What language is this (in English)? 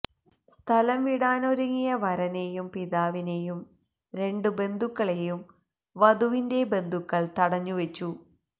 Malayalam